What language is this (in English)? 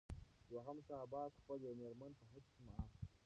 Pashto